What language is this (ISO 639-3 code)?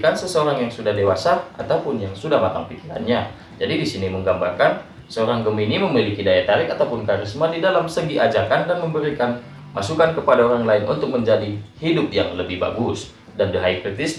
ind